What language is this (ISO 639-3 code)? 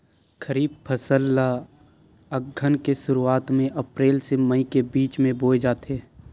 hne